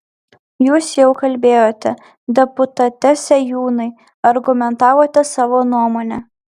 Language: Lithuanian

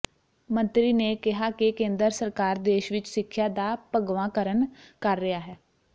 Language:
Punjabi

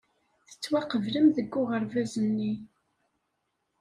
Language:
Kabyle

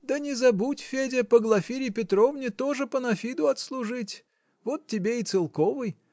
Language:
Russian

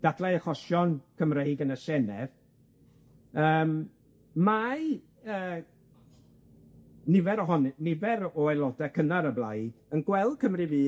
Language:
Welsh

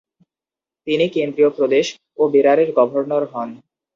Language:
Bangla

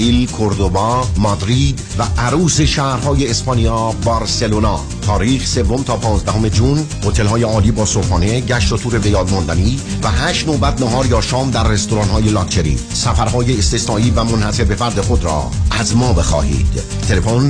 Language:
Persian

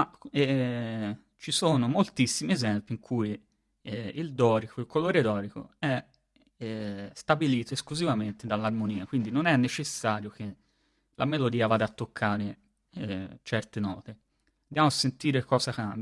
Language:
Italian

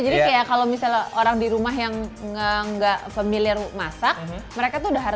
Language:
Indonesian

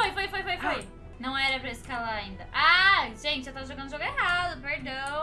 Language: Portuguese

